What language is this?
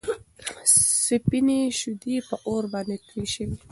Pashto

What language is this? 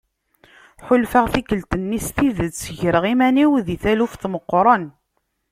Kabyle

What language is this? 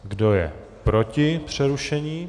Czech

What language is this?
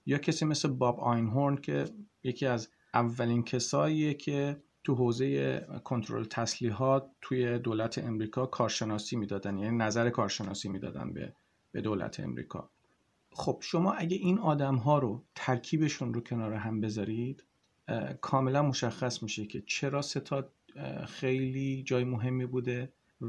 Persian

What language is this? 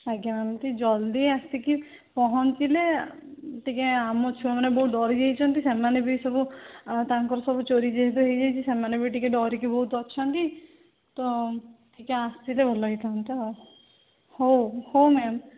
Odia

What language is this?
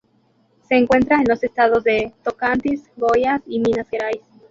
Spanish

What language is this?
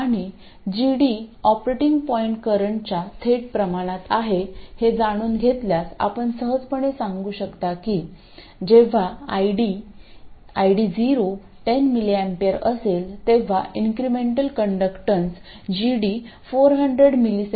Marathi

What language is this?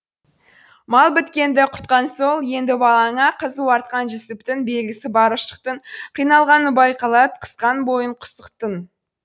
Kazakh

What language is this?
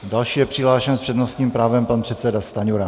Czech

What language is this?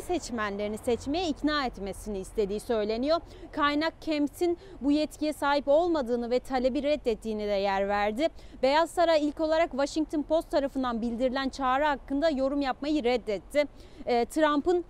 Turkish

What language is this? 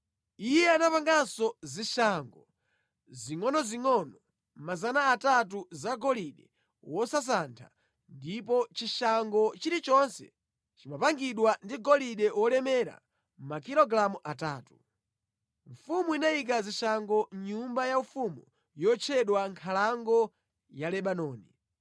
Nyanja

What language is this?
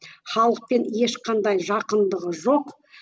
Kazakh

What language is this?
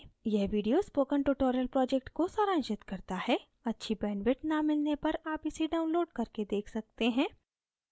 Hindi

